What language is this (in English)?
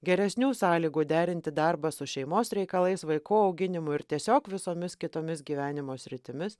Lithuanian